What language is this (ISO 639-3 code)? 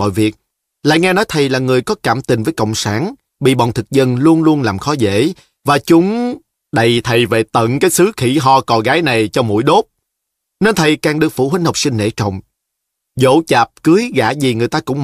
vie